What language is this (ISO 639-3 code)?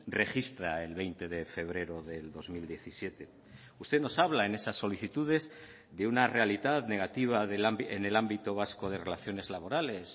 spa